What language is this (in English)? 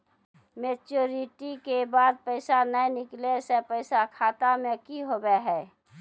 Maithili